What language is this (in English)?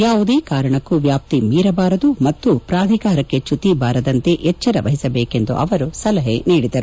Kannada